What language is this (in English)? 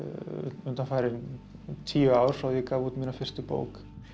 Icelandic